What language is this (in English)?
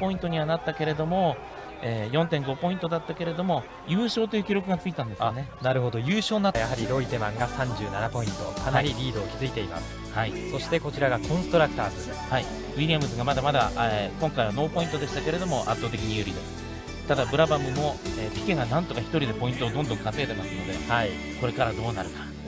Japanese